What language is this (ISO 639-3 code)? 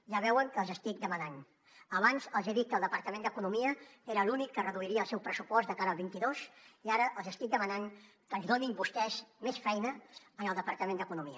cat